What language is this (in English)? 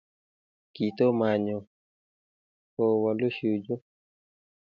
Kalenjin